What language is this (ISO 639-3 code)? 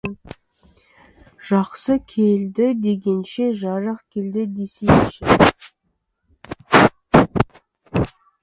kaz